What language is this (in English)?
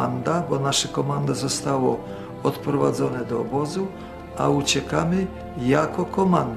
Polish